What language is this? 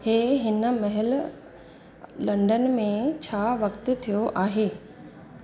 Sindhi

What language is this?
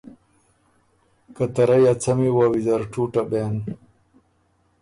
Ormuri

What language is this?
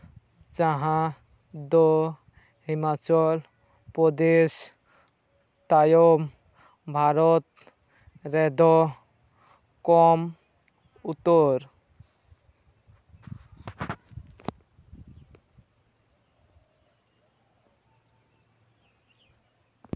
Santali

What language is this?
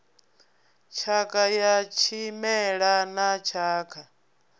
Venda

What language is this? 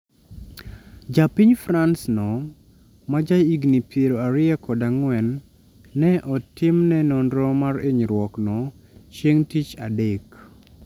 Luo (Kenya and Tanzania)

